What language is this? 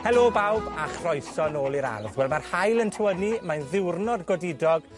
Welsh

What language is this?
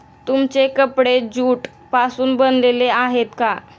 Marathi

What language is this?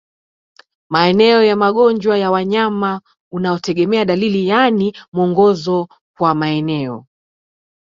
Swahili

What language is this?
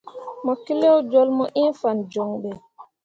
Mundang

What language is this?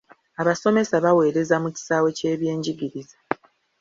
Ganda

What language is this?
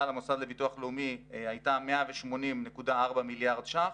Hebrew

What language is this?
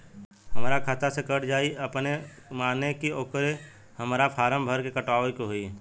Bhojpuri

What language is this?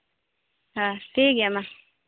Santali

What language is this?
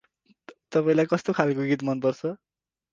Nepali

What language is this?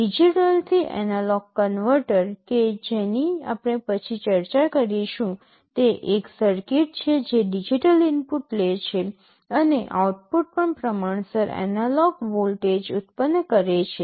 Gujarati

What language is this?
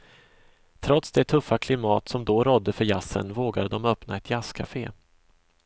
Swedish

